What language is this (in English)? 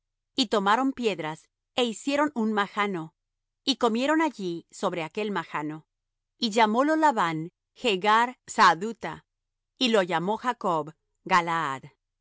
Spanish